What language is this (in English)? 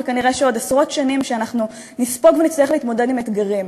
Hebrew